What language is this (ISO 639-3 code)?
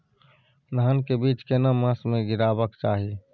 mai